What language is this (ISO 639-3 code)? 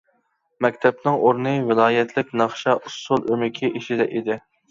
uig